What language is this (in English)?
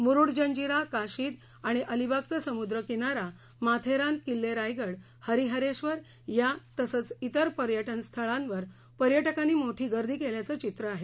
Marathi